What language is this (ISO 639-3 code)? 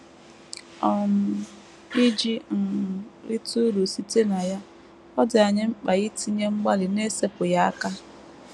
ibo